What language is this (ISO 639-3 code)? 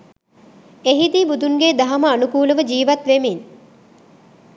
sin